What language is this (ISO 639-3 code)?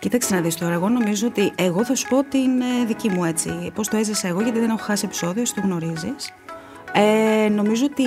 ell